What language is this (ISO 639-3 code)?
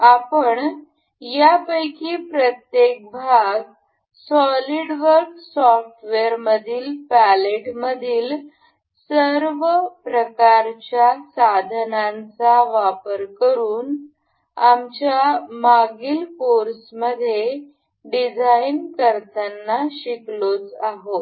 mar